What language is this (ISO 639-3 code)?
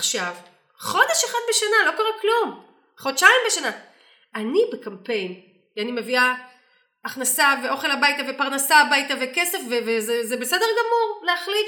heb